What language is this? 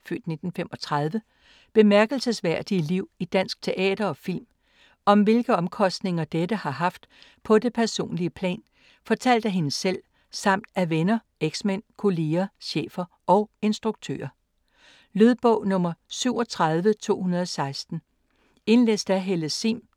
Danish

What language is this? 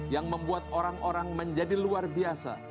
Indonesian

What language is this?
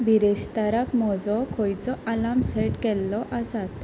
Konkani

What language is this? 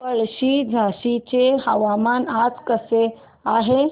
Marathi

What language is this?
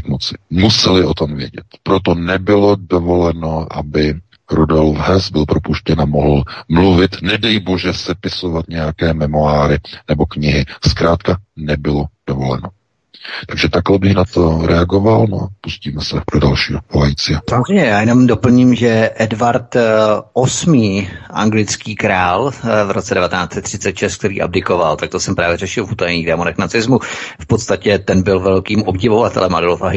Czech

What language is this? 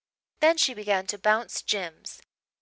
English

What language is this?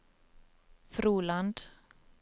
Norwegian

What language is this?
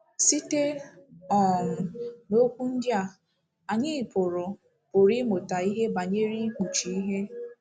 Igbo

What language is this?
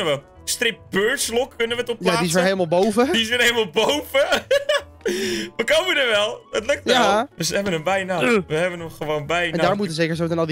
Dutch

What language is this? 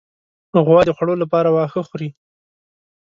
Pashto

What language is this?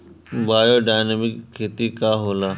Bhojpuri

